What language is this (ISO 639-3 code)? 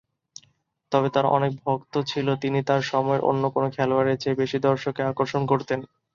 ben